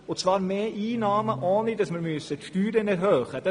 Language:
Swiss German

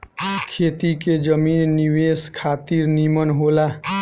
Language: Bhojpuri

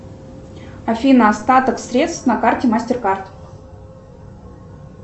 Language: Russian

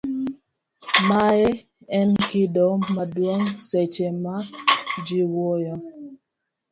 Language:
Luo (Kenya and Tanzania)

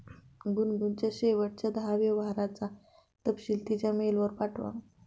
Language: Marathi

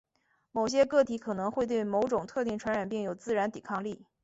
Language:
Chinese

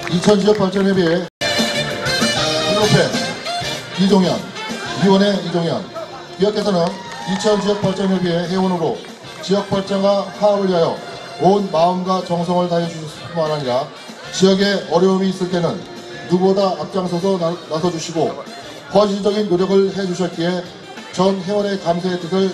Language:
Korean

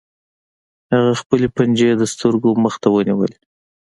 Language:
Pashto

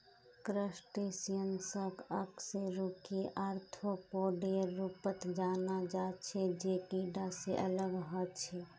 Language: Magahi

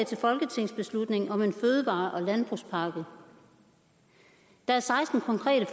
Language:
Danish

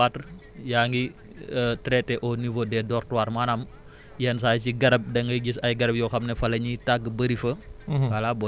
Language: Wolof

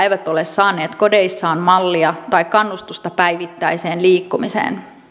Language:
Finnish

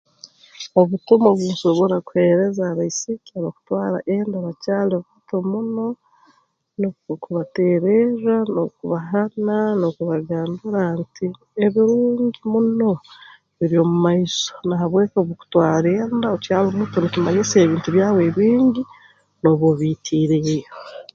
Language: Tooro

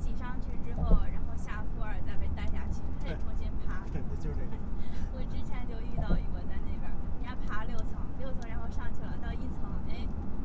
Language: Chinese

